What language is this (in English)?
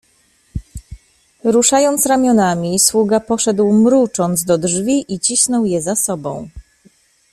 Polish